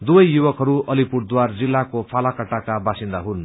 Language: Nepali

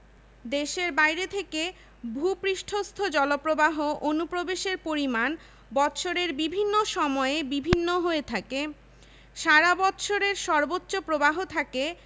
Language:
Bangla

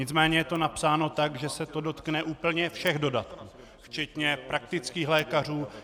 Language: Czech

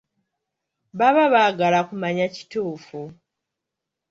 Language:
Ganda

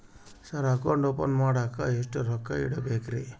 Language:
Kannada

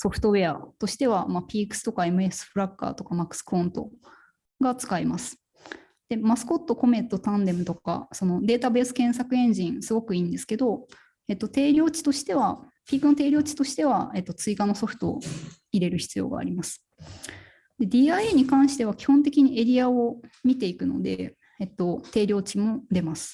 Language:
Japanese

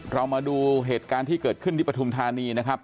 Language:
Thai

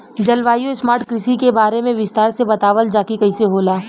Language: Bhojpuri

